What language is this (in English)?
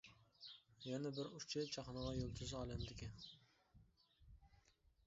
Uyghur